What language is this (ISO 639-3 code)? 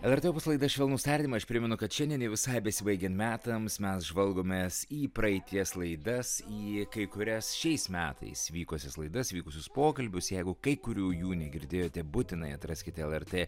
lit